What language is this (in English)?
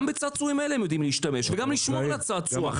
Hebrew